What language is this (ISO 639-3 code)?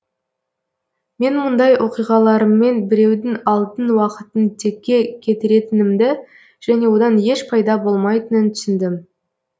kaz